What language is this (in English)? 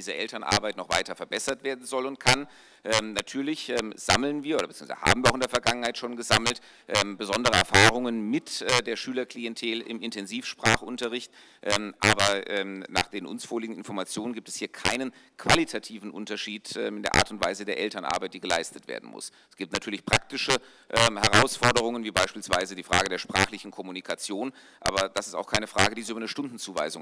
German